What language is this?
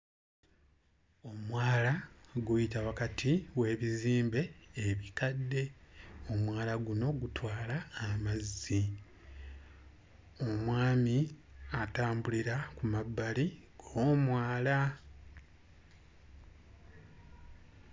Ganda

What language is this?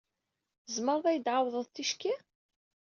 Kabyle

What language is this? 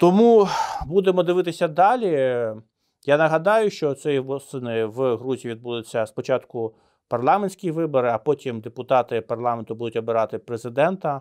Ukrainian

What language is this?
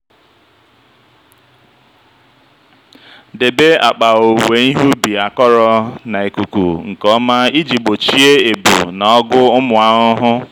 Igbo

